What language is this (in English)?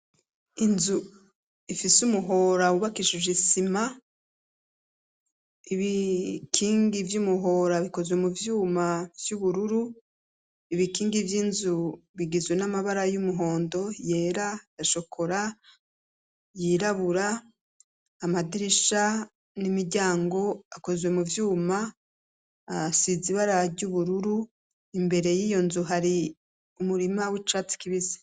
Rundi